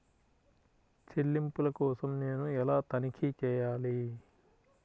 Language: Telugu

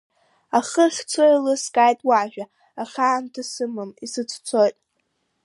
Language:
Abkhazian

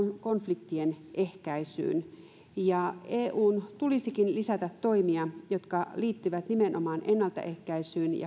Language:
Finnish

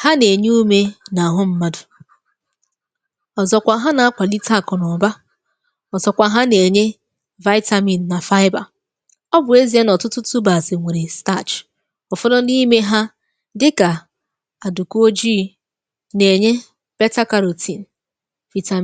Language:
Igbo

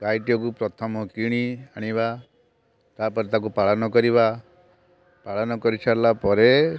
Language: Odia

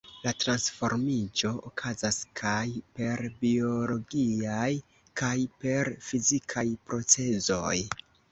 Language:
Esperanto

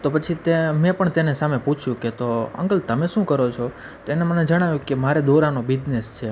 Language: Gujarati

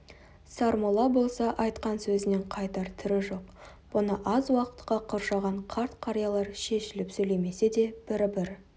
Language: Kazakh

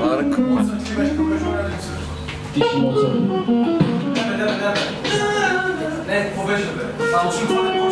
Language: Bulgarian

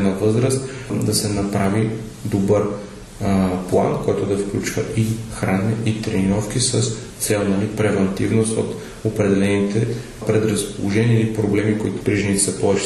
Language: Bulgarian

